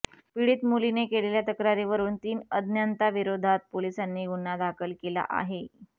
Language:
Marathi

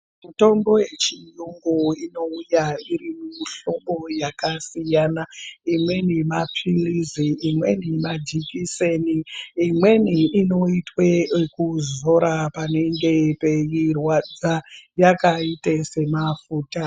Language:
Ndau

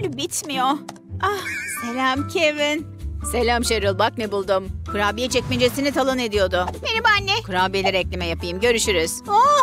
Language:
Turkish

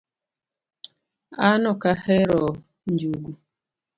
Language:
Luo (Kenya and Tanzania)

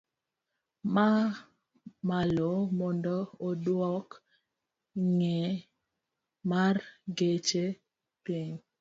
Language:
Luo (Kenya and Tanzania)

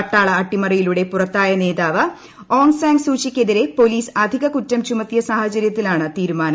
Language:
Malayalam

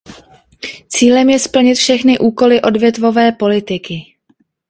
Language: Czech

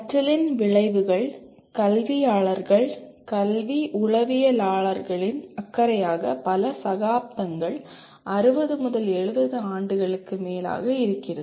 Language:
Tamil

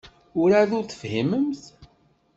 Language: Kabyle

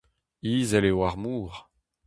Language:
Breton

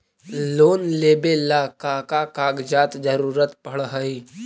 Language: Magahi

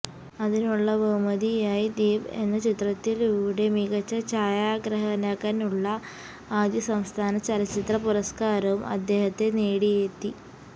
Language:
Malayalam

